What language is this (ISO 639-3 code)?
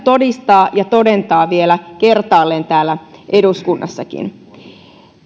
fin